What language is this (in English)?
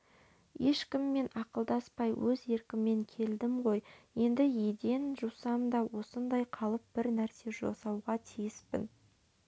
Kazakh